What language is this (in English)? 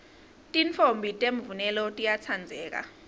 Swati